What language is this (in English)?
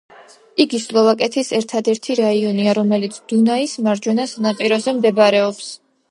Georgian